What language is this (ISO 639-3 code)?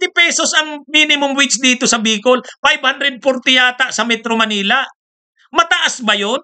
fil